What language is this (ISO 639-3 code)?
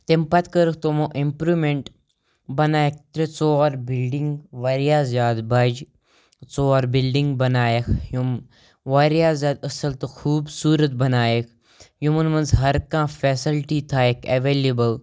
kas